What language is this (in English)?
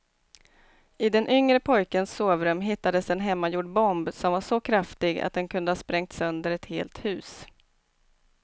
Swedish